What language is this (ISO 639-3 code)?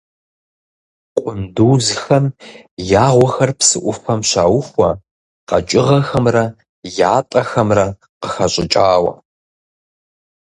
kbd